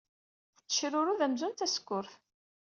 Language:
Kabyle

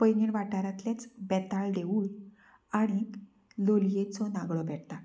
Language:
Konkani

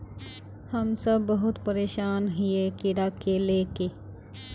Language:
Magahi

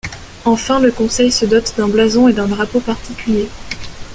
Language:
French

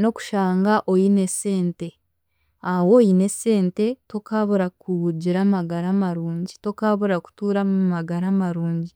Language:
Chiga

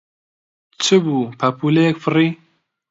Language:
Central Kurdish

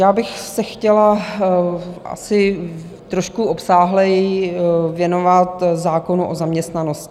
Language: Czech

